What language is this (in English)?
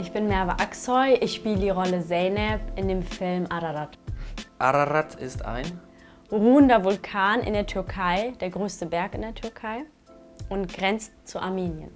German